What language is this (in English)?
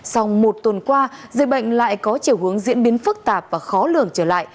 Vietnamese